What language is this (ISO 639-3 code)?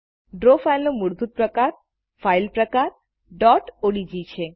guj